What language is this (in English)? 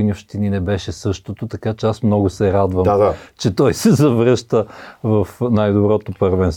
Bulgarian